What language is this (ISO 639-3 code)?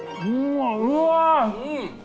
jpn